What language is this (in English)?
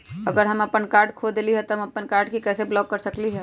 Magahi